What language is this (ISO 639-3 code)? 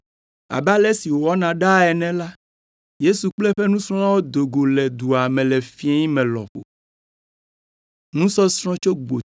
ewe